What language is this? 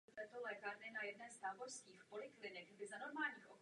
Czech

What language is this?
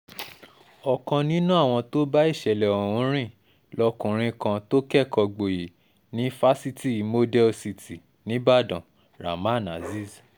Yoruba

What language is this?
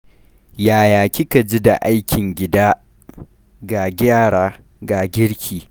Hausa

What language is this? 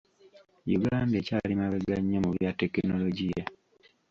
Ganda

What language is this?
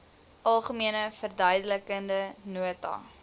Afrikaans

